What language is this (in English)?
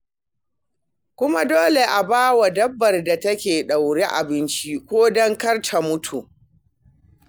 Hausa